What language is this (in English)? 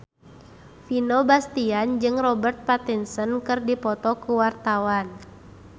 Sundanese